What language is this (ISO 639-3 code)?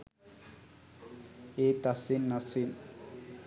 sin